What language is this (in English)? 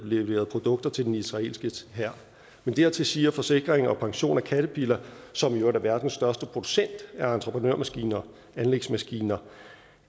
Danish